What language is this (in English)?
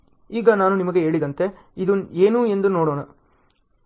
Kannada